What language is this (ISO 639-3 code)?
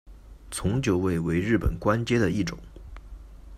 zho